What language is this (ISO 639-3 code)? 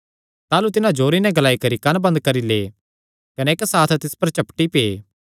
xnr